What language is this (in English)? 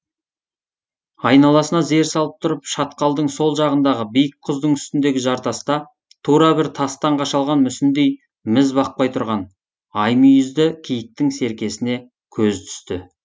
Kazakh